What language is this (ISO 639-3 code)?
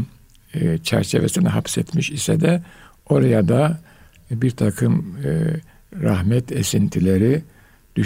tur